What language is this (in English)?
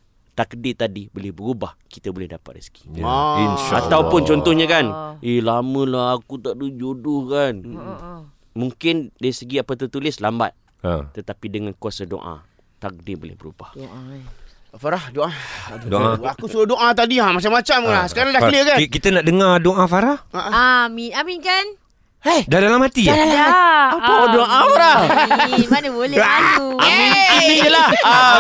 Malay